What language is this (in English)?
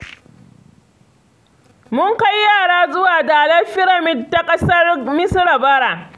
Hausa